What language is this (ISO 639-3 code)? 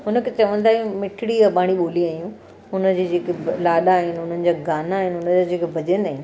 snd